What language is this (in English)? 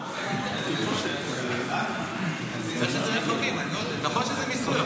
Hebrew